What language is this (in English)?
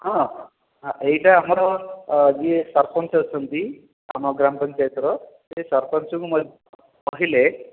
Odia